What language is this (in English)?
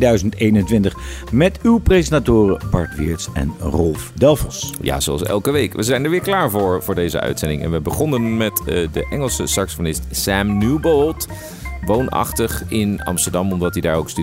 Dutch